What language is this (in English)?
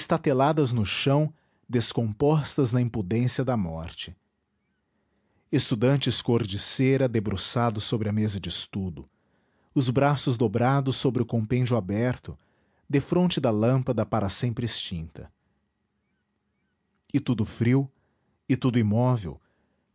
Portuguese